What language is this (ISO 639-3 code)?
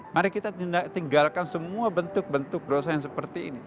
ind